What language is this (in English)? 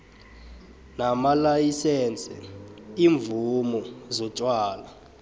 South Ndebele